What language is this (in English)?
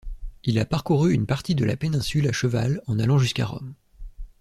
French